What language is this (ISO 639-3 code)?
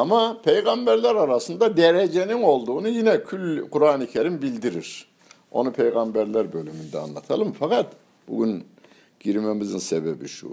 tur